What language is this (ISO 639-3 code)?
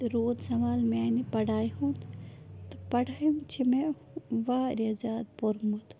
kas